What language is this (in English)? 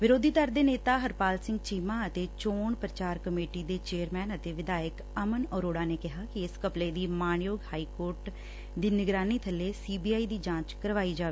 Punjabi